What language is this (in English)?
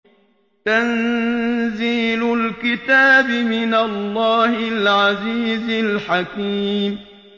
Arabic